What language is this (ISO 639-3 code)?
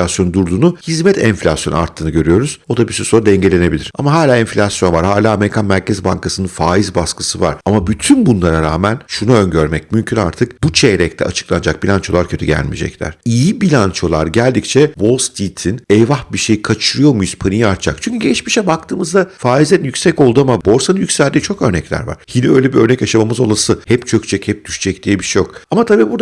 tur